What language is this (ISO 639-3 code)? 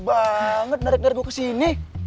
ind